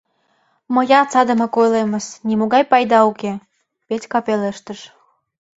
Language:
Mari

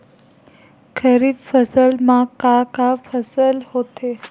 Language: Chhattisgarhi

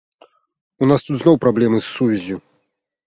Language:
Belarusian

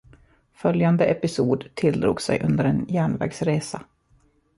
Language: Swedish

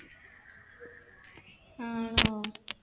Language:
Malayalam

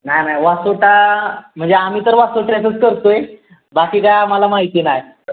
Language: Marathi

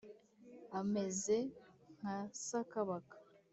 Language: Kinyarwanda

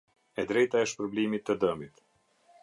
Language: Albanian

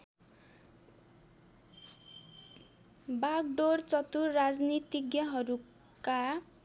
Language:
Nepali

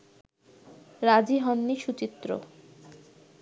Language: Bangla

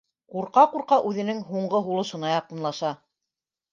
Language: Bashkir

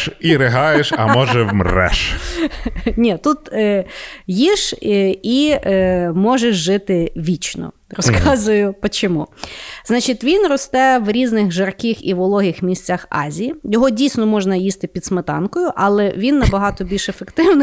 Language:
Ukrainian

